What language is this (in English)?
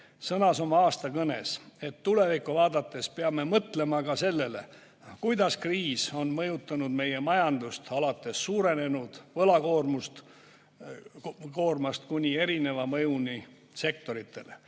Estonian